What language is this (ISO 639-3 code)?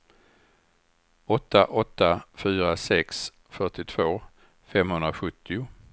swe